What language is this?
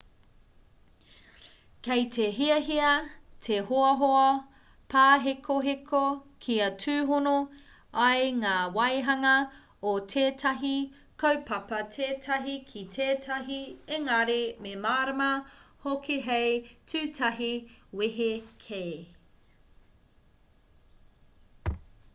Māori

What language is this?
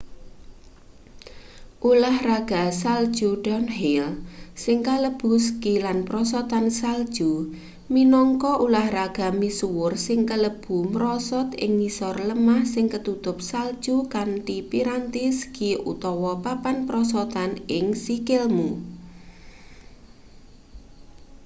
Javanese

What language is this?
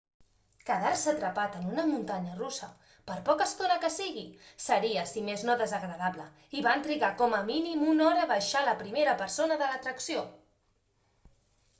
Catalan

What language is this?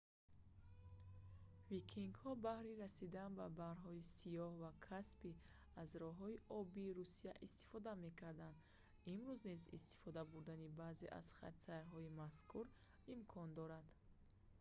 Tajik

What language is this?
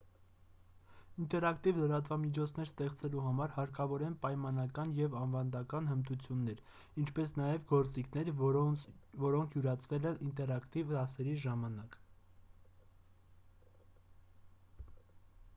Armenian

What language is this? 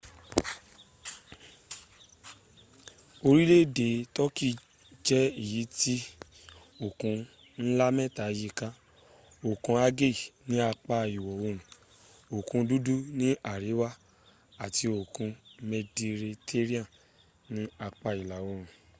Yoruba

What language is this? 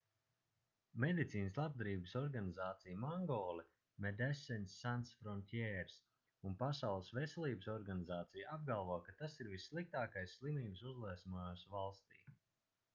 Latvian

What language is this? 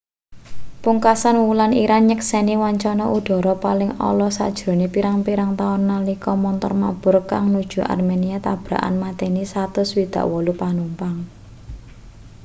Javanese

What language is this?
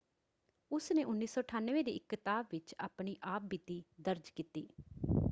Punjabi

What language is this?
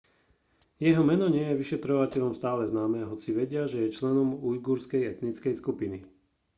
Slovak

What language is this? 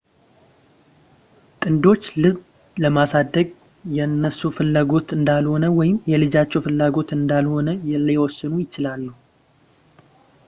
Amharic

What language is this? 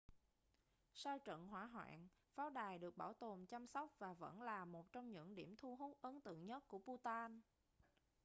Vietnamese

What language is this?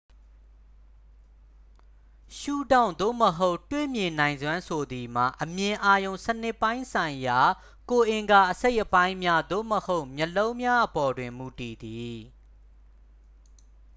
Burmese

